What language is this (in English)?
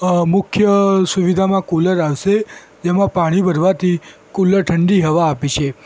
Gujarati